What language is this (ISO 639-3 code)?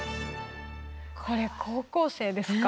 jpn